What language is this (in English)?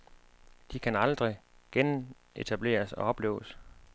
Danish